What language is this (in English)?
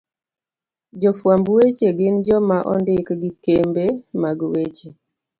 Luo (Kenya and Tanzania)